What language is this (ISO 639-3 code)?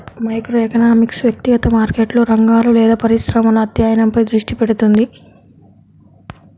tel